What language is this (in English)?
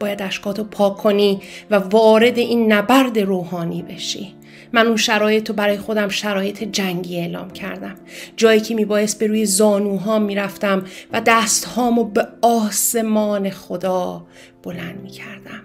Persian